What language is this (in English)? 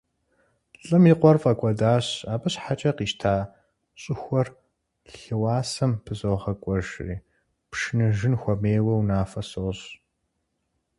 Kabardian